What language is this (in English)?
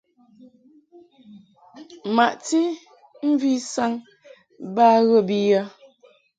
Mungaka